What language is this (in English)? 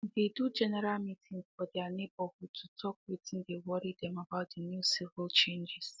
Nigerian Pidgin